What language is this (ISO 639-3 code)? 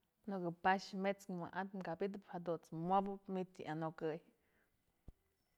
mzl